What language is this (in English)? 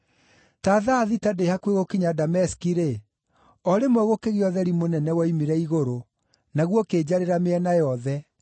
Kikuyu